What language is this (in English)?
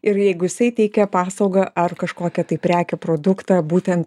Lithuanian